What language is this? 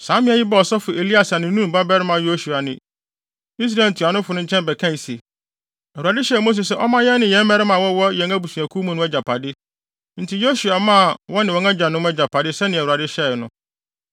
Akan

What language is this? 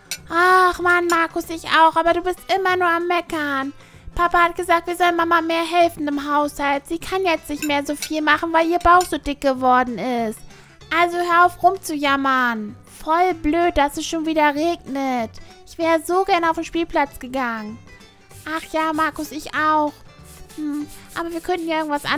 German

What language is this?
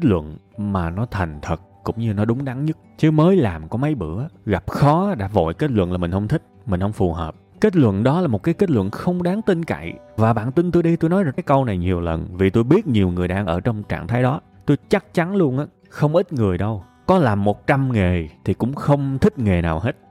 Vietnamese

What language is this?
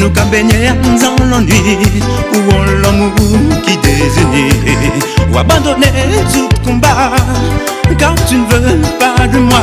French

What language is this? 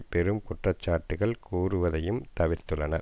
Tamil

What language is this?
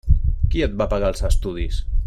Catalan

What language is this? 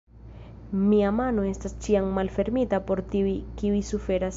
Esperanto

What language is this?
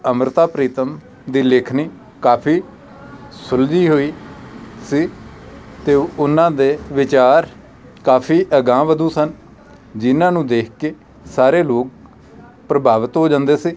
Punjabi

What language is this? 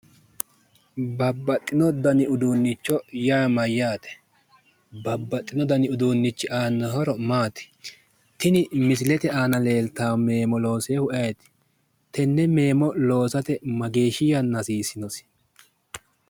Sidamo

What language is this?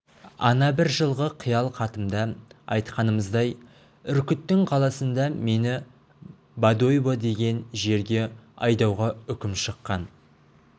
Kazakh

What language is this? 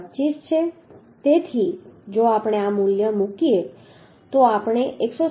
Gujarati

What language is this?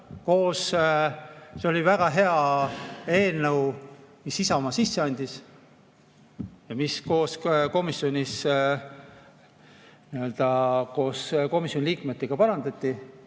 Estonian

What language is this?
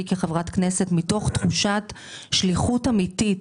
Hebrew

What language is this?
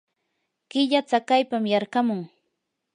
Yanahuanca Pasco Quechua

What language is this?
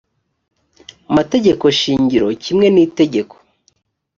Kinyarwanda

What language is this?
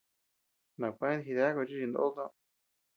Tepeuxila Cuicatec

